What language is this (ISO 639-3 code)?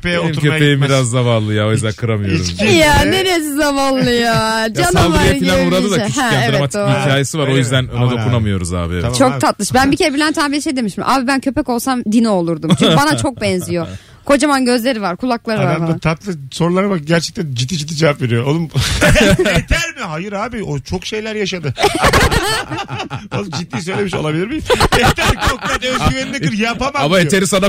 tur